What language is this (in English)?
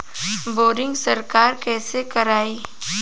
Bhojpuri